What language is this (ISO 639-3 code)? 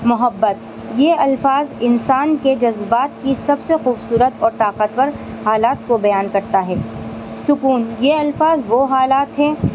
urd